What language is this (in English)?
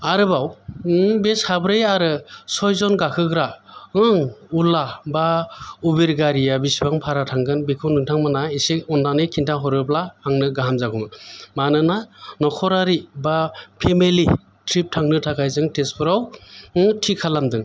Bodo